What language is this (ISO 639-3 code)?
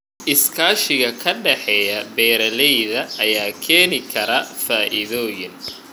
som